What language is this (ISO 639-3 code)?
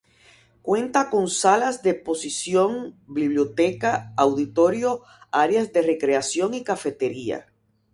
spa